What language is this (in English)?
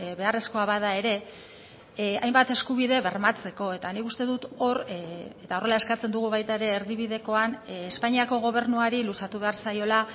Basque